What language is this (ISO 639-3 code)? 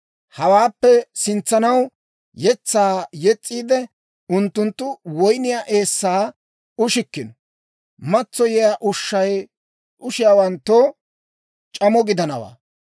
dwr